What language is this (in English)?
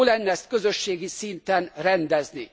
Hungarian